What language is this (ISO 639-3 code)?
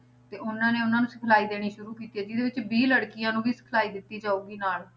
pan